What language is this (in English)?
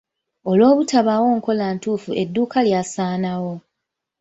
Ganda